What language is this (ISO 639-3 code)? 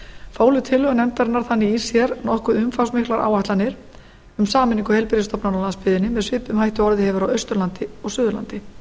isl